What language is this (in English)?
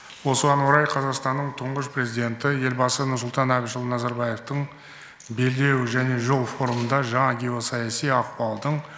Kazakh